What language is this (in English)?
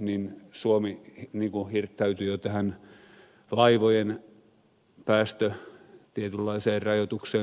Finnish